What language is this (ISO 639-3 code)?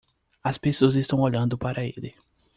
por